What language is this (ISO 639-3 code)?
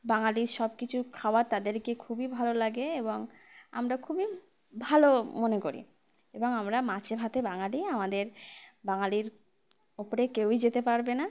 ben